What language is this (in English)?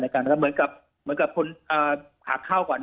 Thai